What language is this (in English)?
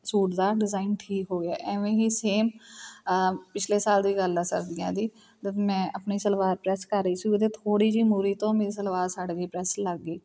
Punjabi